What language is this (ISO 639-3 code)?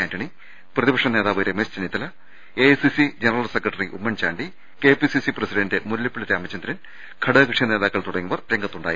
mal